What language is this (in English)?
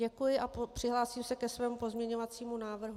Czech